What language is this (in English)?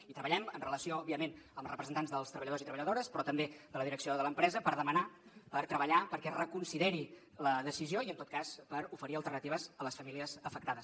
Catalan